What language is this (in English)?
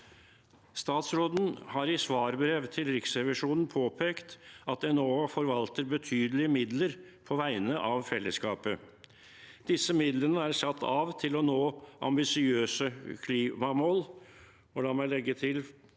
Norwegian